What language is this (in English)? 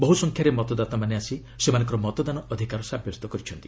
Odia